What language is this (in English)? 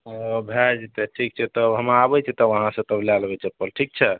Maithili